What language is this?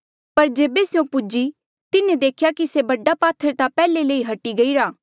Mandeali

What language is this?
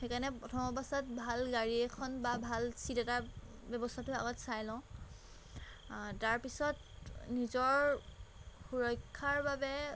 Assamese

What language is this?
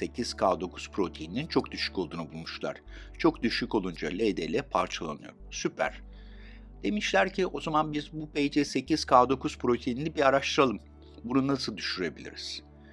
Turkish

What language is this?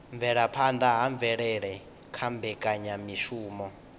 Venda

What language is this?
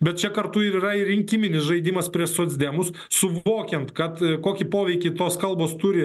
Lithuanian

